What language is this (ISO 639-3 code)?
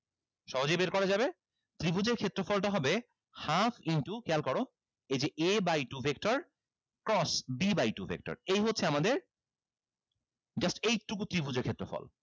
ben